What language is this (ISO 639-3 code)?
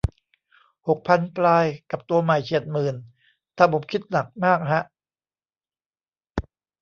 tha